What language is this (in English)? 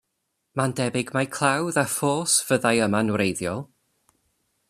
Welsh